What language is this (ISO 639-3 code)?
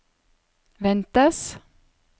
nor